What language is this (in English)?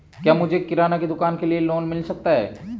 Hindi